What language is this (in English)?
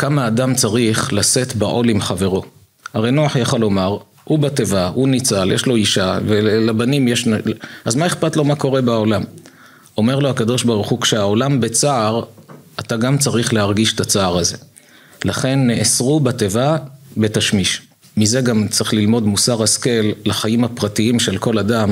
Hebrew